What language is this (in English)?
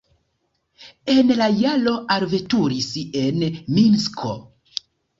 Esperanto